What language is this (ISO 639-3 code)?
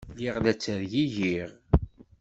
kab